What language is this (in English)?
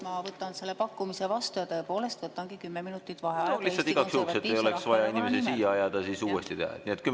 Estonian